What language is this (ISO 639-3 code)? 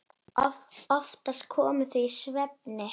isl